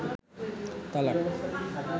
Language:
Bangla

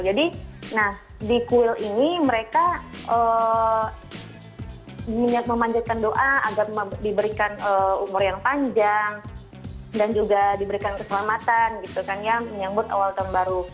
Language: Indonesian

